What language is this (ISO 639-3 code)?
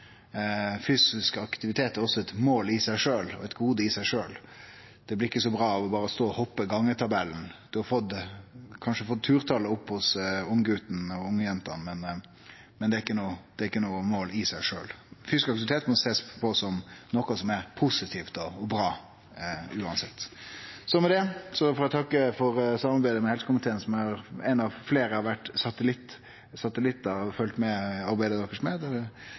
nno